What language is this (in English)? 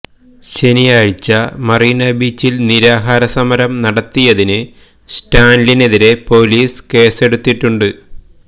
Malayalam